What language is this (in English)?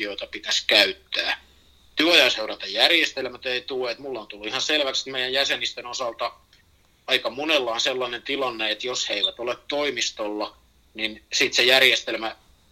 Finnish